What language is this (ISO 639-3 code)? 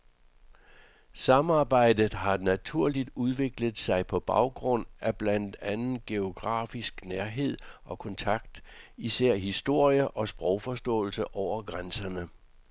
dan